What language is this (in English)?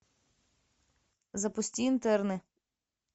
Russian